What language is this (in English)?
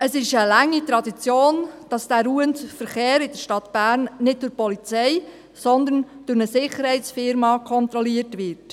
Swiss German